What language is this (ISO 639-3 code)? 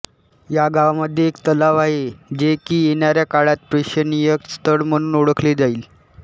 mar